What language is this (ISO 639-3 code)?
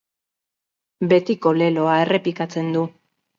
eus